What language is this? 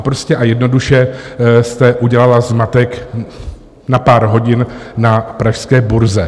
Czech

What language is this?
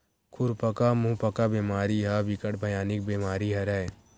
Chhattisgarhi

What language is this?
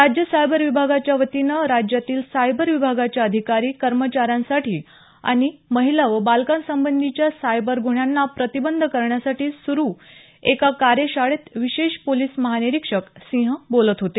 Marathi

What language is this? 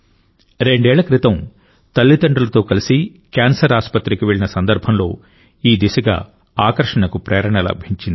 Telugu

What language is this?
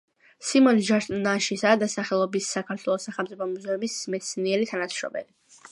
Georgian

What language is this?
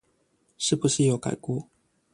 Chinese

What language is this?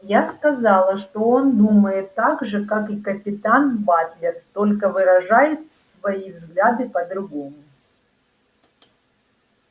Russian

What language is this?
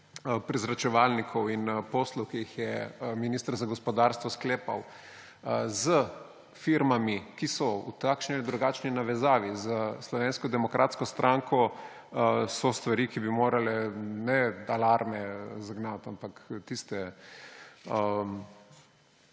Slovenian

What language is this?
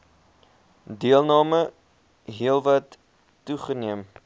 Afrikaans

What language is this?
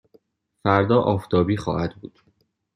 Persian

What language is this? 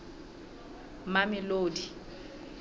Southern Sotho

